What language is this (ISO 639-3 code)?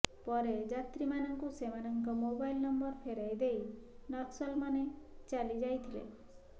ori